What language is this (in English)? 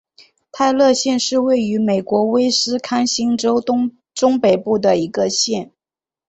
Chinese